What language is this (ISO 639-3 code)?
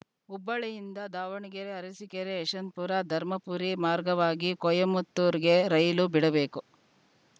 kan